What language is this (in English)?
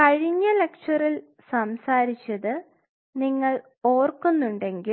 Malayalam